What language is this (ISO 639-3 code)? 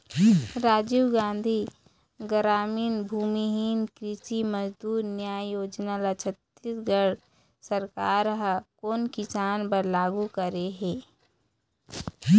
hne